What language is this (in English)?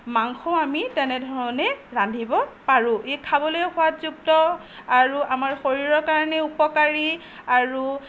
Assamese